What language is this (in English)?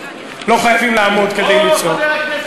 Hebrew